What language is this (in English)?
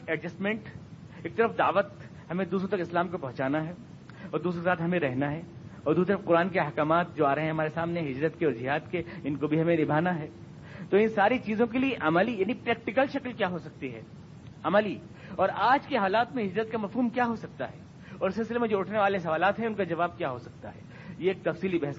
Urdu